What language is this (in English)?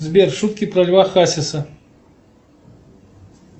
Russian